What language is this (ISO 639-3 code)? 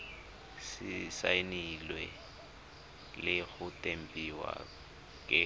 tsn